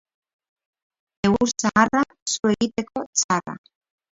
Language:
Basque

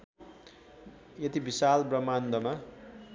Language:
Nepali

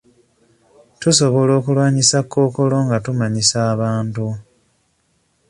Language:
Ganda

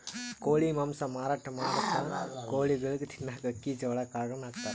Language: Kannada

